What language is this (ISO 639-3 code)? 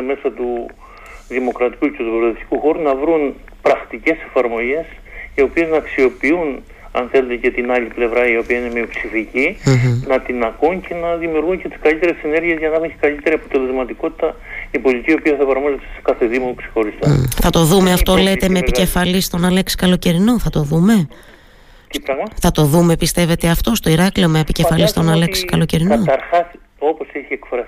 ell